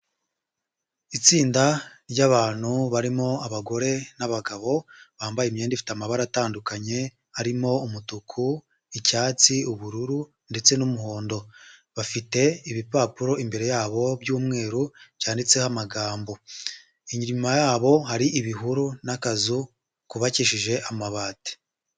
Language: Kinyarwanda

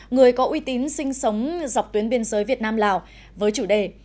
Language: Vietnamese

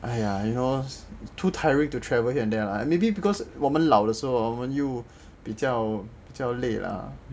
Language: English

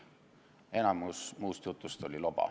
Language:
Estonian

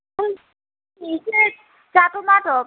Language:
Bodo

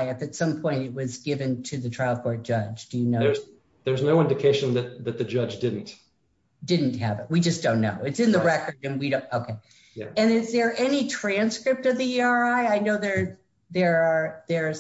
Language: English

